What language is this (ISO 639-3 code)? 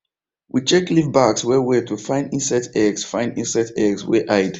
pcm